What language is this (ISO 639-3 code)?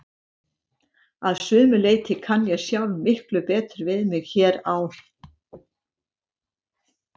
isl